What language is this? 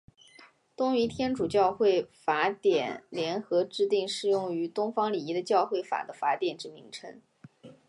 Chinese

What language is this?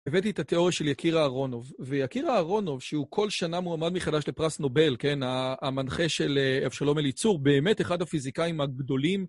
Hebrew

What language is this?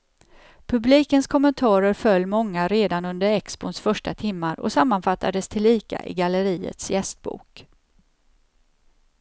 Swedish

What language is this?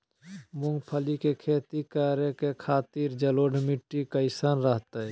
Magahi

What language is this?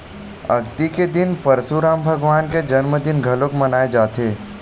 Chhattisgarhi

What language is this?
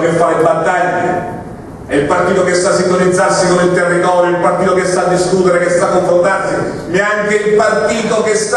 Italian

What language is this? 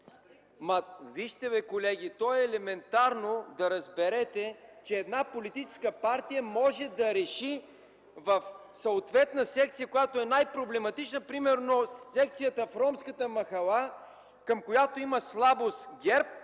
Bulgarian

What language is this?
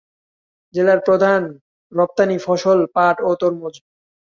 Bangla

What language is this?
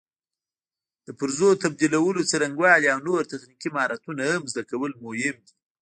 Pashto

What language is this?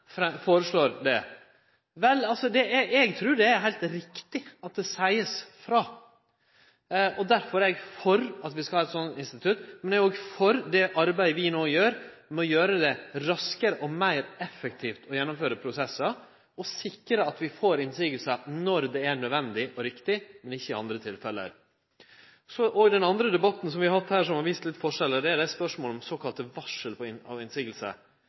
Norwegian Nynorsk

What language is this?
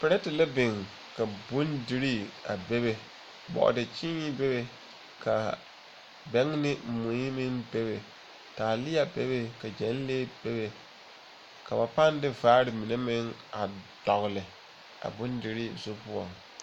Southern Dagaare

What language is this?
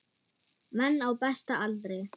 Icelandic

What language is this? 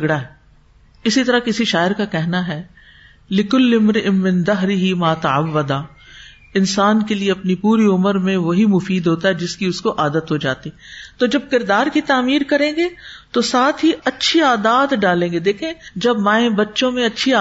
Urdu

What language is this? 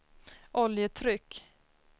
Swedish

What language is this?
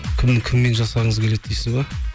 Kazakh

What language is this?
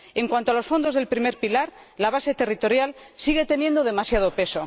Spanish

